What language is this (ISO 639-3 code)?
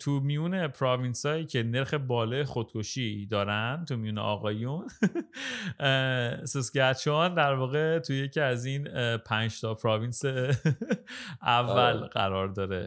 fas